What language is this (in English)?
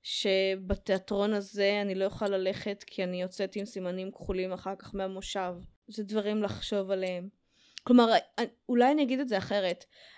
Hebrew